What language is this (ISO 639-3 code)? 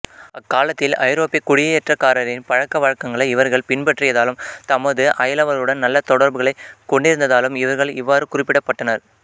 tam